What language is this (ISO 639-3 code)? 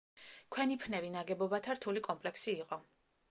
kat